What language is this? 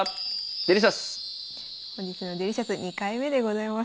Japanese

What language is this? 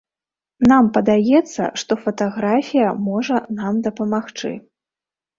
Belarusian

